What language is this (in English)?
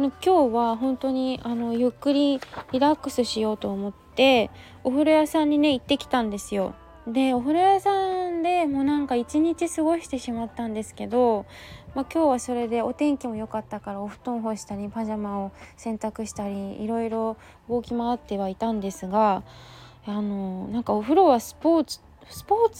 Japanese